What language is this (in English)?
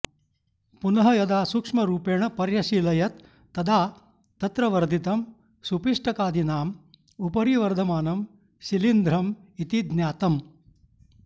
Sanskrit